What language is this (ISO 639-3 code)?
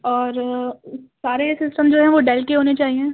urd